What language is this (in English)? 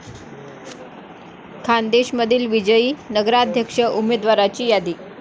Marathi